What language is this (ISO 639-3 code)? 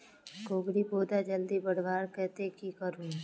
mag